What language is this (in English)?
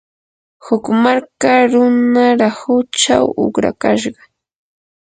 Yanahuanca Pasco Quechua